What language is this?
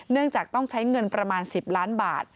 Thai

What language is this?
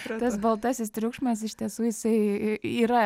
Lithuanian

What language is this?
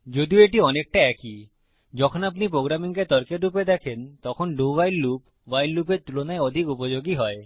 Bangla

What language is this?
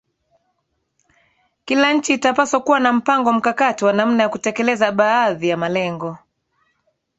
Swahili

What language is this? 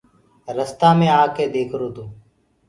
Gurgula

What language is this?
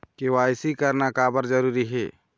Chhattisgarhi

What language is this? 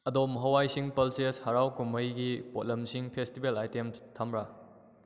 Manipuri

